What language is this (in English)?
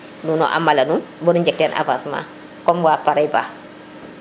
Serer